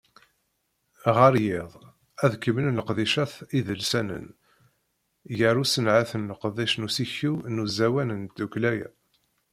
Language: Kabyle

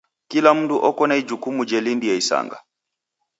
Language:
Taita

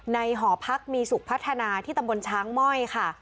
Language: Thai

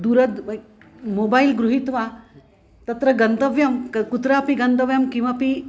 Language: Sanskrit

